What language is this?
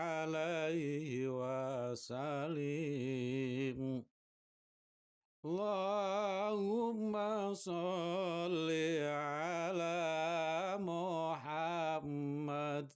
Indonesian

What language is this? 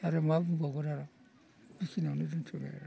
Bodo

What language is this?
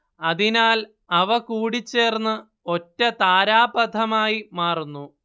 Malayalam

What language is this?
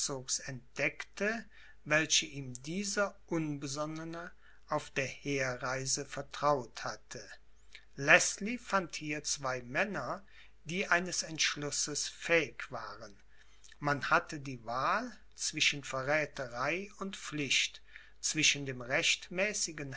German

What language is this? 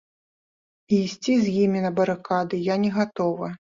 Belarusian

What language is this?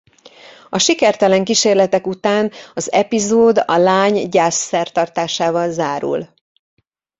Hungarian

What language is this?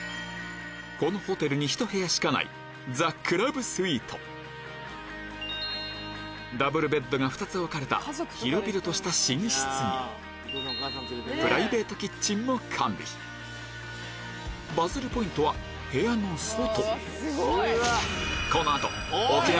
Japanese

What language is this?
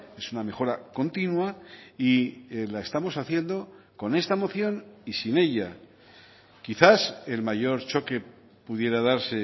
Spanish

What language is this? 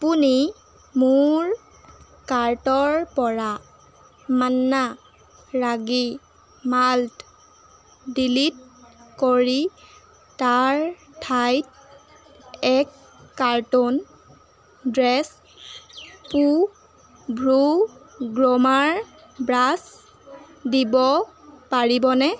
Assamese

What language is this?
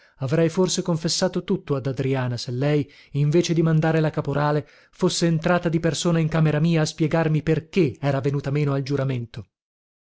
Italian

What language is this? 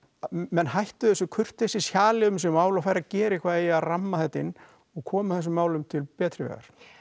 Icelandic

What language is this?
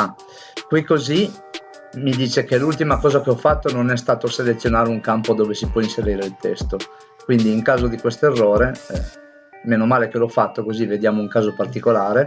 Italian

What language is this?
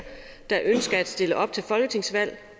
Danish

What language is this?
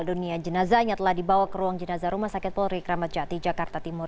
Indonesian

